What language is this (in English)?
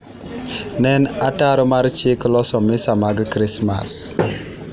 Luo (Kenya and Tanzania)